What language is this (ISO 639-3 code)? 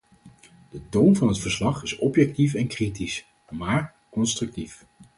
nld